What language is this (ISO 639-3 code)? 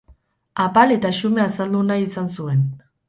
eus